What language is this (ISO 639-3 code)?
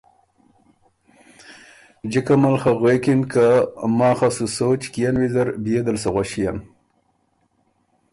oru